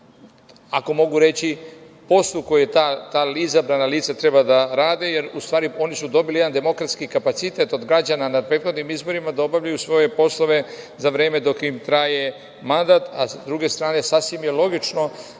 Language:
Serbian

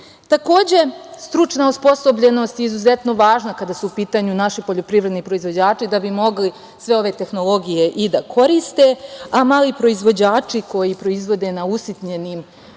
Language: Serbian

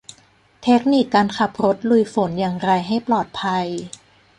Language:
Thai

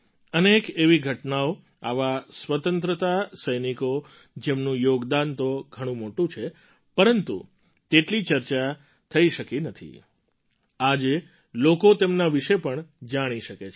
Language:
Gujarati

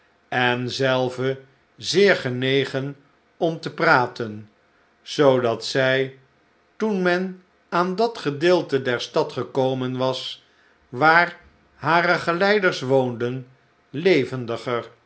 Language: Dutch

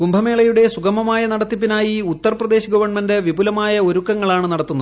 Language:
Malayalam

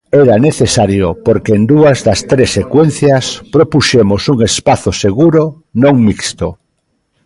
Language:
Galician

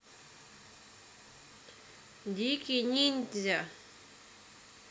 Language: Russian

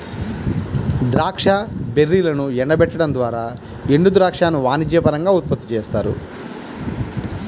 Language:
Telugu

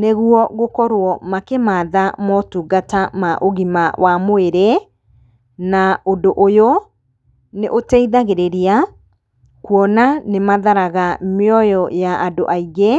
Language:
Kikuyu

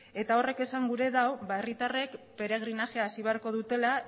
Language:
Basque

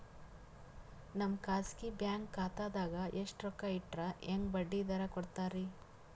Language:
Kannada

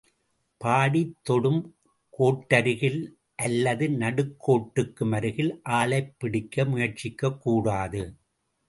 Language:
Tamil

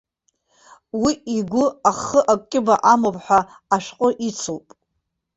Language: Abkhazian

